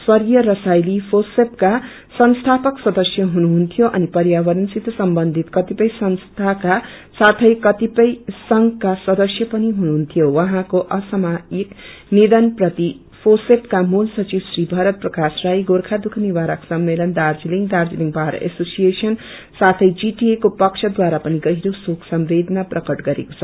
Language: Nepali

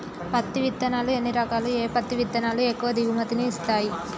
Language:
Telugu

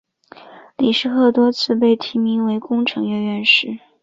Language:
Chinese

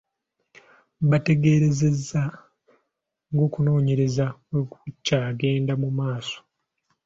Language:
Ganda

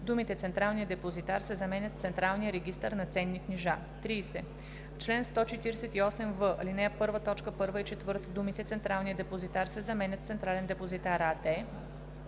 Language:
Bulgarian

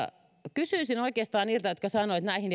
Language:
Finnish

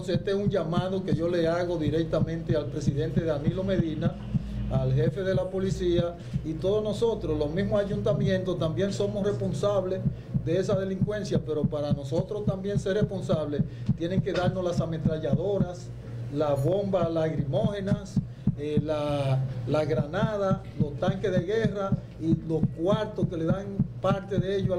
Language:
Spanish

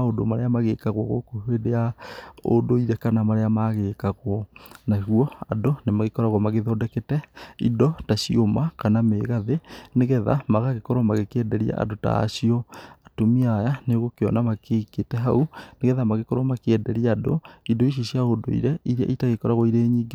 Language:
Kikuyu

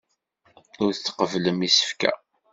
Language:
Kabyle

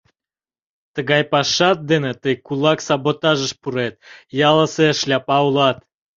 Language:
Mari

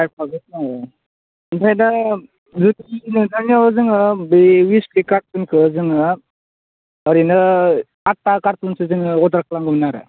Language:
Bodo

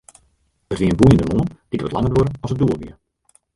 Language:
Western Frisian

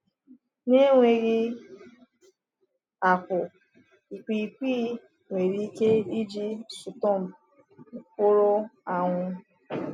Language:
Igbo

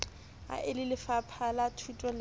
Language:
Southern Sotho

